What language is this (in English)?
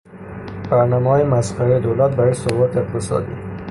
Persian